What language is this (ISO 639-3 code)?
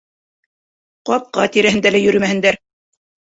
bak